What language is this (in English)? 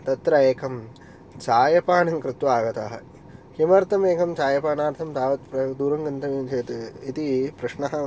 Sanskrit